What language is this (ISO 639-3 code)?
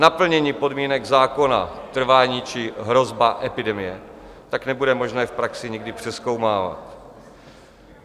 ces